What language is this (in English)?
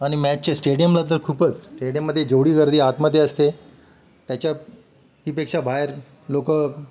Marathi